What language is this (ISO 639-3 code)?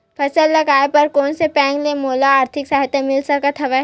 hne